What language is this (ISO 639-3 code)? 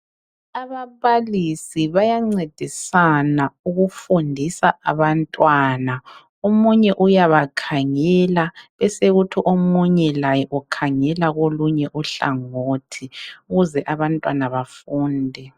nde